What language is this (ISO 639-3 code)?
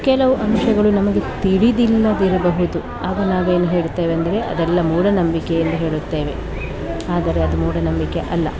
kan